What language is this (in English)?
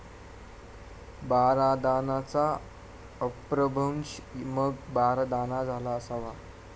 Marathi